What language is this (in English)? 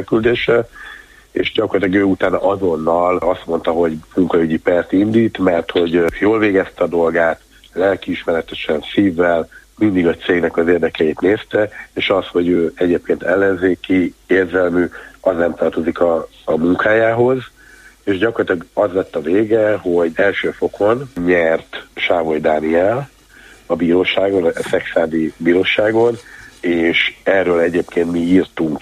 Hungarian